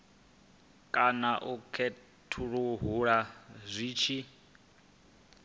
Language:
Venda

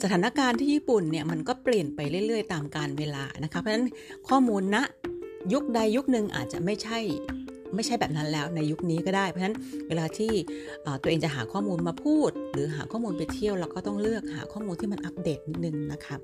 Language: Thai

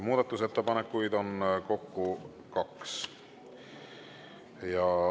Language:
Estonian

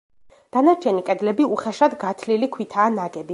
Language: Georgian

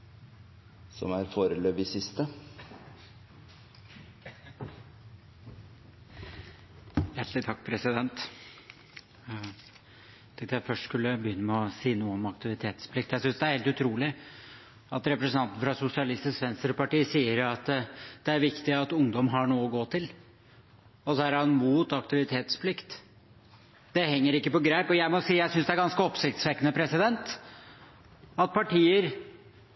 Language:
Norwegian Bokmål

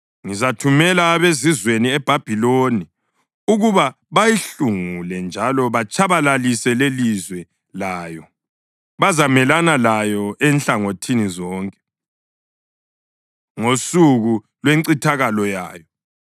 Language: North Ndebele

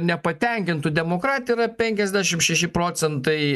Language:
Lithuanian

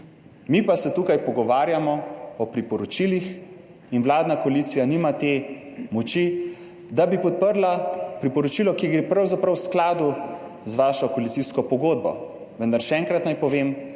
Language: Slovenian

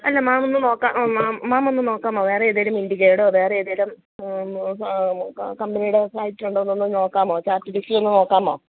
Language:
Malayalam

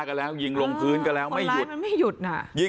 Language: Thai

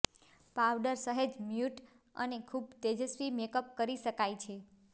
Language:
Gujarati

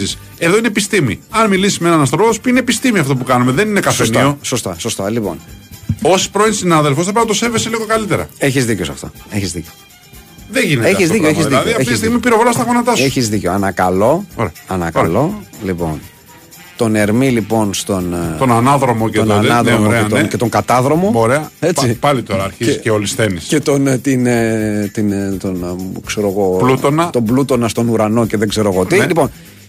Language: Greek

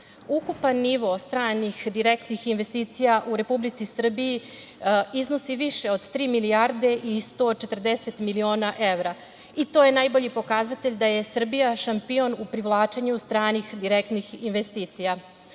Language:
Serbian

